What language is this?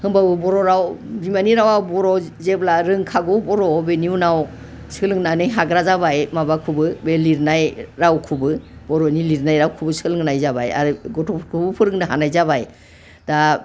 Bodo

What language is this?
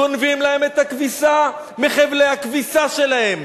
Hebrew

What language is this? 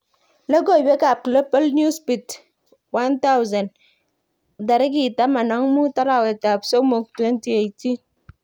Kalenjin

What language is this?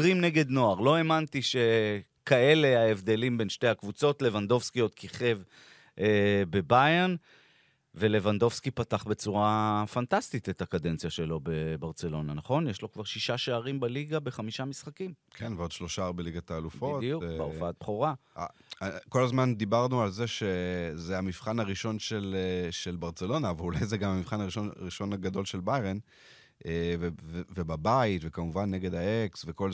Hebrew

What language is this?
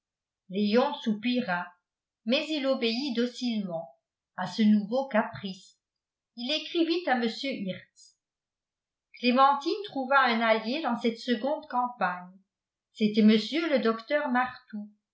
French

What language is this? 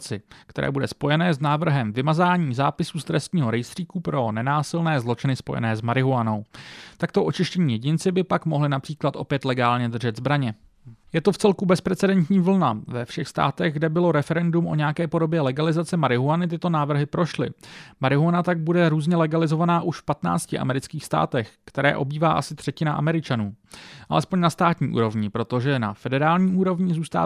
Czech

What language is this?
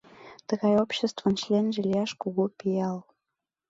Mari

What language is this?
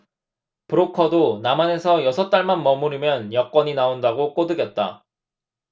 Korean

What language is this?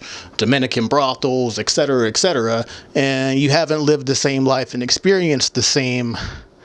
English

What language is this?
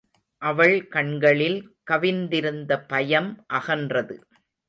Tamil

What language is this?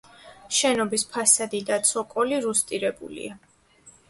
Georgian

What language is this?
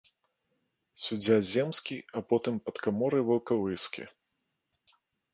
Belarusian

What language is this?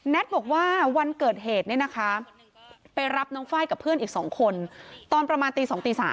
Thai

